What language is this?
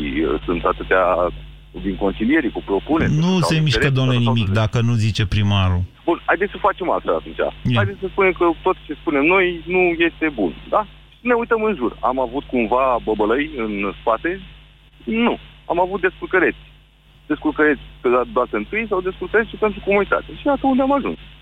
Romanian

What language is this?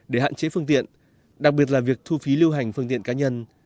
Vietnamese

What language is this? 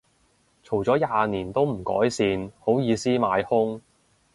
Cantonese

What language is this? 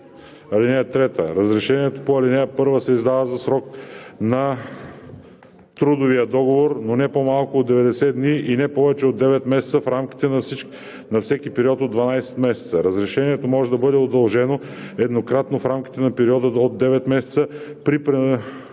Bulgarian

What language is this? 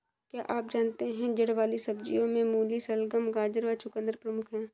Hindi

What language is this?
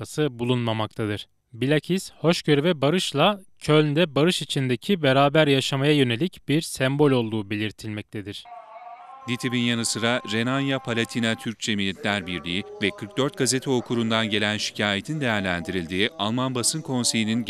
Turkish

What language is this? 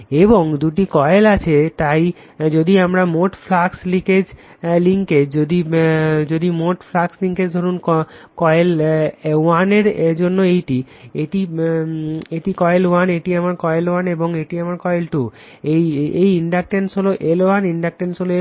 Bangla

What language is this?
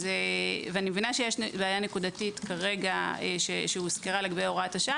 Hebrew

